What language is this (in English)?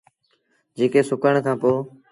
Sindhi Bhil